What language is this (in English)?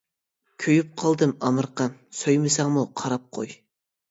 Uyghur